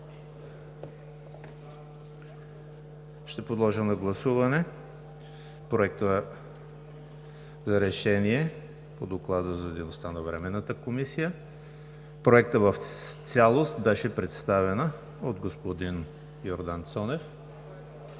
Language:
Bulgarian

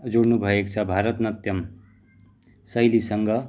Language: Nepali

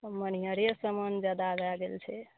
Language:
Maithili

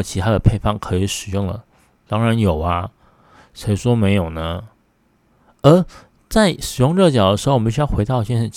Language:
Chinese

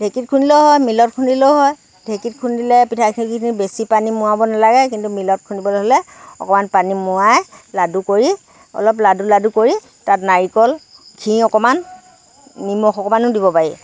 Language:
Assamese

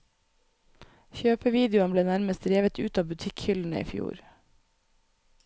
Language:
Norwegian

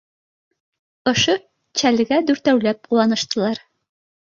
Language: Bashkir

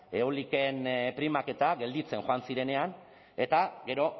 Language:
Basque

